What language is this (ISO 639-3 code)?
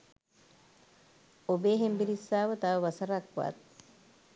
sin